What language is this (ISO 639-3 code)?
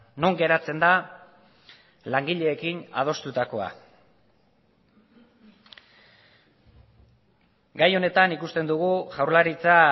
eus